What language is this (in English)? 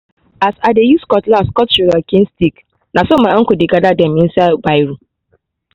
Nigerian Pidgin